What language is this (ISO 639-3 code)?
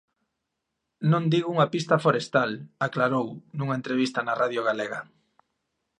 glg